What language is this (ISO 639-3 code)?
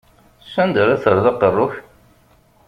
kab